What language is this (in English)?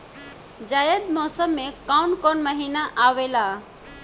Bhojpuri